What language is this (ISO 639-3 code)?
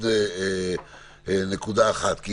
heb